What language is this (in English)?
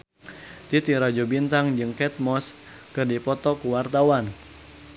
Sundanese